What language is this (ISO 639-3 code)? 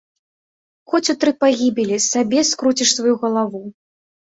bel